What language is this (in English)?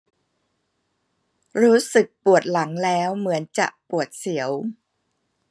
Thai